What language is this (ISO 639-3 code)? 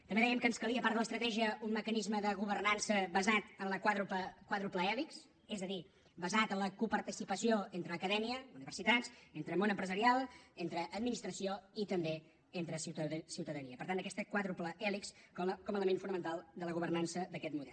cat